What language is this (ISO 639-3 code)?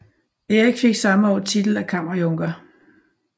dan